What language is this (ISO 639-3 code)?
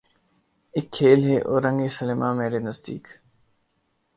urd